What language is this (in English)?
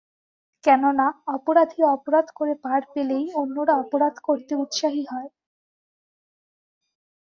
Bangla